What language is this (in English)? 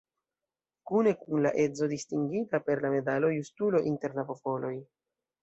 Esperanto